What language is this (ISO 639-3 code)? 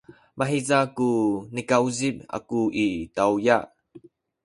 szy